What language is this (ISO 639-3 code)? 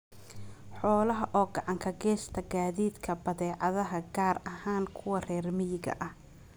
som